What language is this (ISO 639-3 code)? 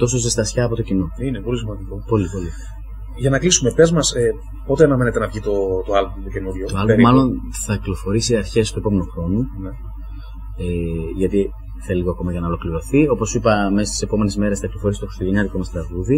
ell